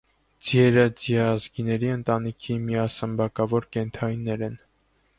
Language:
Armenian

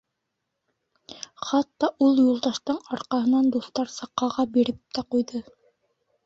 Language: Bashkir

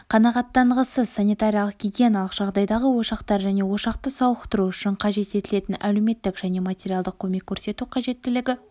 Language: Kazakh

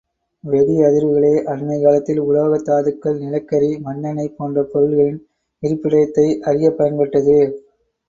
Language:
Tamil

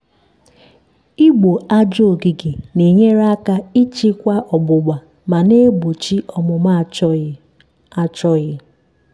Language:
Igbo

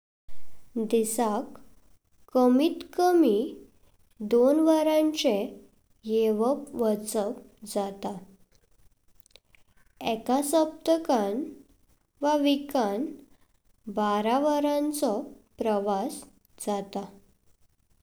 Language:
Konkani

